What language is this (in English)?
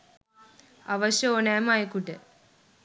Sinhala